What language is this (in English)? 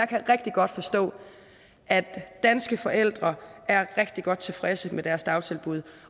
Danish